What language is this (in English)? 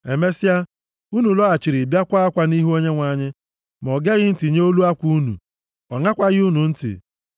Igbo